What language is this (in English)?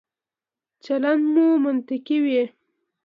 Pashto